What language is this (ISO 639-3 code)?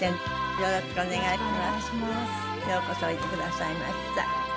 jpn